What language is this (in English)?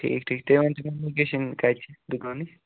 Kashmiri